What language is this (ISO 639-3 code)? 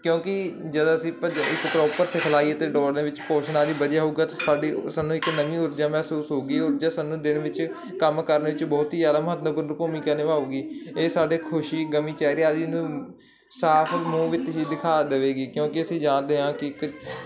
pan